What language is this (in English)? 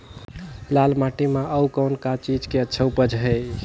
Chhattisgarhi